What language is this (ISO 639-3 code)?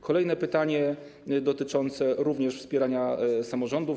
pol